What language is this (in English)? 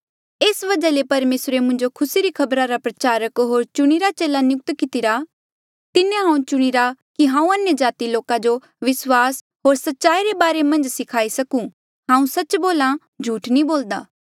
Mandeali